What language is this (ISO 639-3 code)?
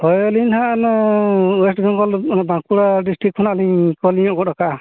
sat